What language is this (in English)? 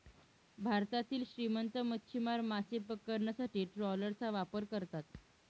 Marathi